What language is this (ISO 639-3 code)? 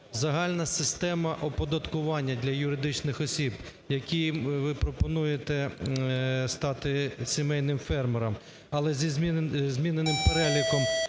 ukr